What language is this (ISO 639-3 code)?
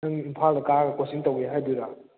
mni